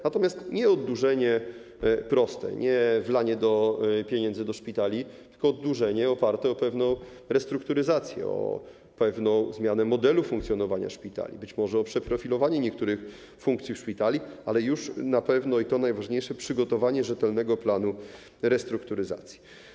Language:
Polish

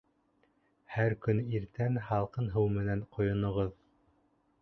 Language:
Bashkir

